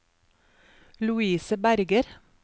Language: Norwegian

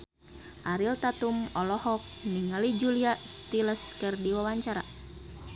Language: Sundanese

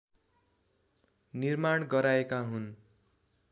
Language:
Nepali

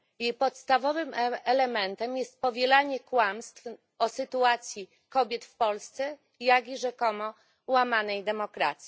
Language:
Polish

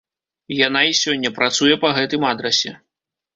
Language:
Belarusian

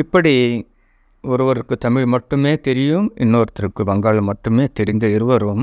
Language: Tamil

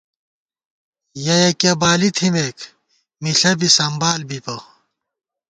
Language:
Gawar-Bati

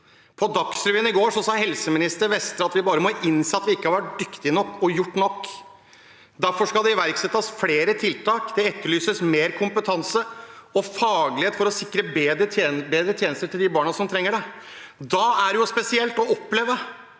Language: Norwegian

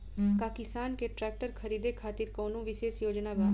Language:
Bhojpuri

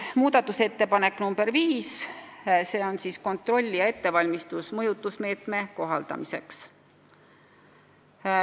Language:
Estonian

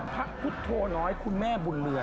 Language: Thai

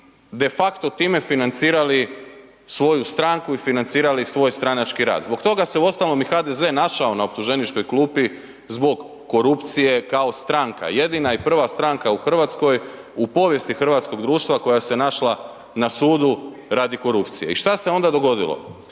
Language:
Croatian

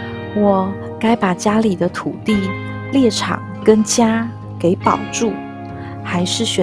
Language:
Chinese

